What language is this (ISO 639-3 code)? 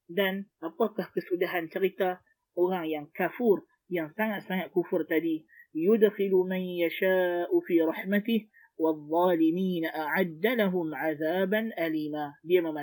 msa